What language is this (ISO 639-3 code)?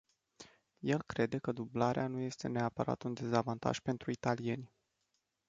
ron